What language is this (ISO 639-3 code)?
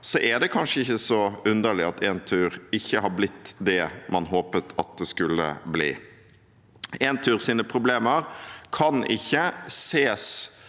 nor